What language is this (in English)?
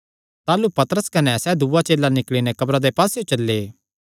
Kangri